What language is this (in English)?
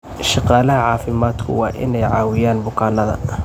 Somali